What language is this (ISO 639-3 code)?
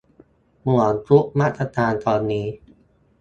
tha